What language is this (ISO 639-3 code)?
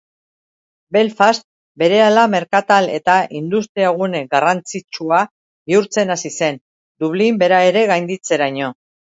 eus